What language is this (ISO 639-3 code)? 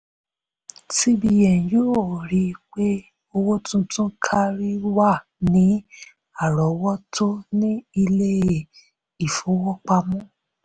yor